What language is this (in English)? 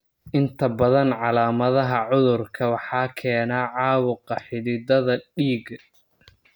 Somali